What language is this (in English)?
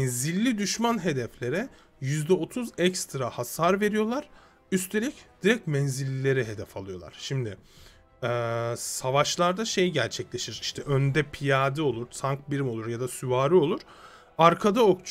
Turkish